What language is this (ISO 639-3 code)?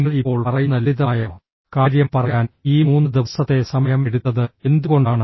mal